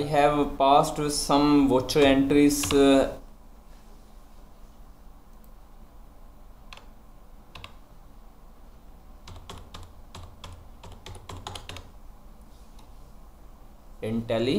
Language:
English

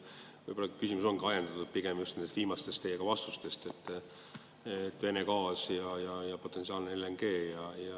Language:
Estonian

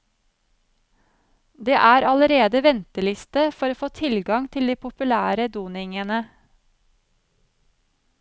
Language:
Norwegian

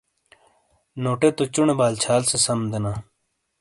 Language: Shina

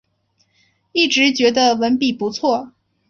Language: Chinese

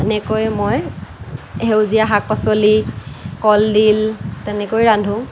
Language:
Assamese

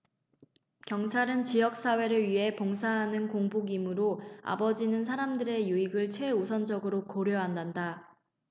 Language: Korean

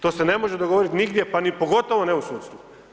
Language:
Croatian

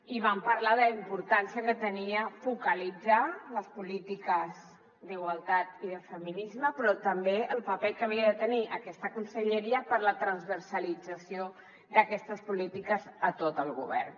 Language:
Catalan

